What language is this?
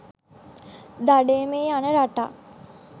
Sinhala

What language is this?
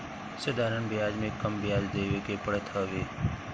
Bhojpuri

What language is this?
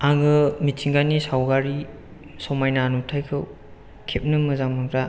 Bodo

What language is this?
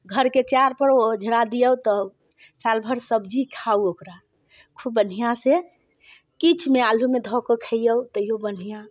Maithili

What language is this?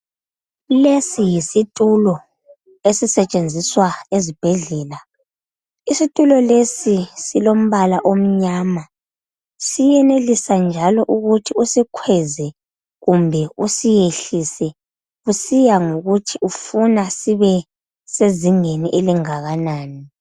North Ndebele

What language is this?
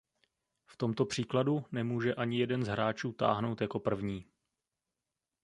Czech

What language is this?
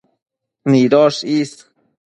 Matsés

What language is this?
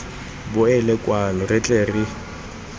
Tswana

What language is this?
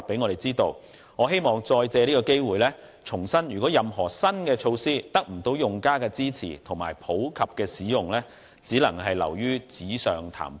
Cantonese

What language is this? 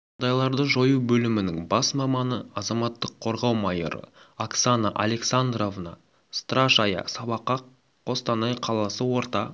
Kazakh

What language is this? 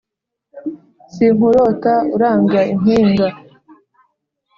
Kinyarwanda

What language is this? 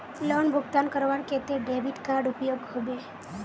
Magahi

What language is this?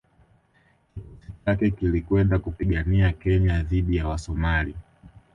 Swahili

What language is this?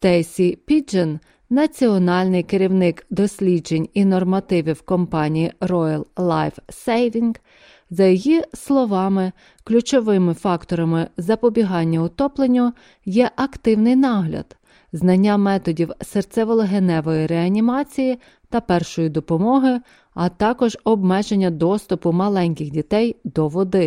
Ukrainian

